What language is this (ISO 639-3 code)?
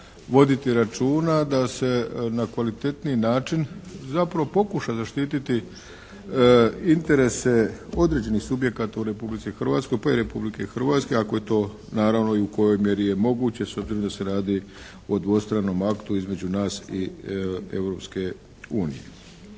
hrv